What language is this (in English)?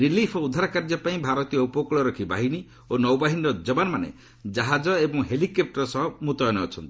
Odia